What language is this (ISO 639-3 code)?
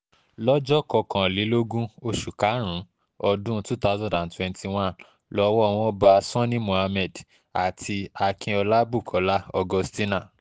yor